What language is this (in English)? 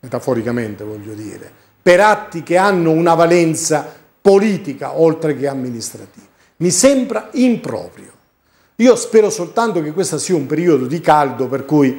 Italian